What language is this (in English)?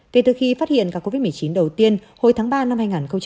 Vietnamese